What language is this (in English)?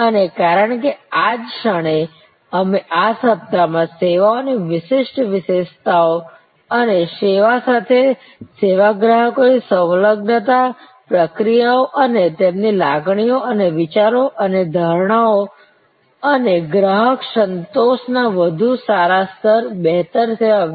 Gujarati